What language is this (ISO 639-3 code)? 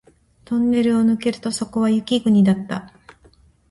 jpn